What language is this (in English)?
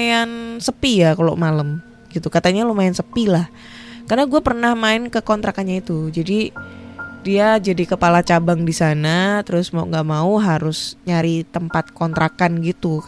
Indonesian